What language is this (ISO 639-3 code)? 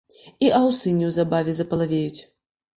bel